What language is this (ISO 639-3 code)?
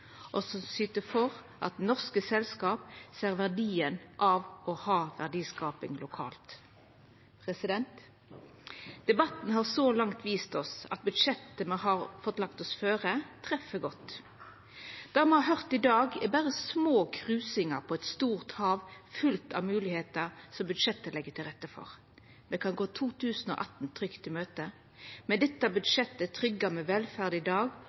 nno